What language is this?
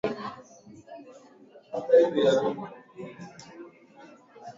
Swahili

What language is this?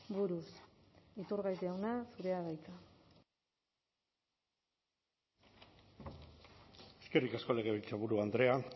Basque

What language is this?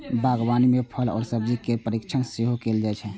Maithili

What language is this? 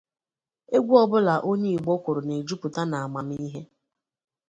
Igbo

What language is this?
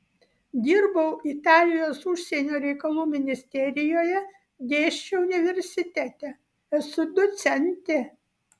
Lithuanian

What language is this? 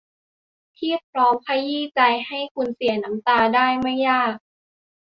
Thai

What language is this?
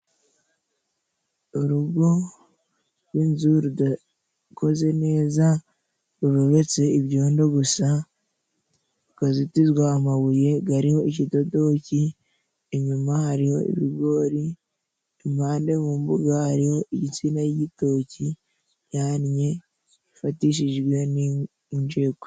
Kinyarwanda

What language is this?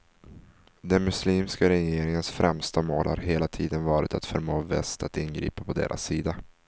Swedish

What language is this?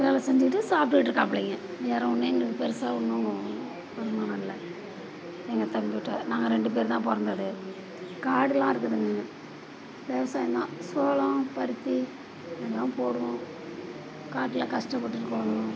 Tamil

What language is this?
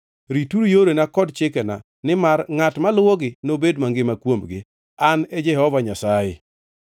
Luo (Kenya and Tanzania)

